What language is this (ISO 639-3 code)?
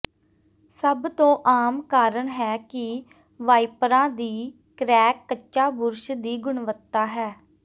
pan